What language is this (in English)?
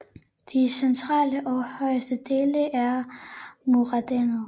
Danish